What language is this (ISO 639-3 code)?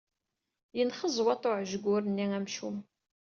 kab